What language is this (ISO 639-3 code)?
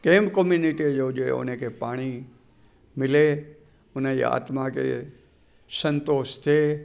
snd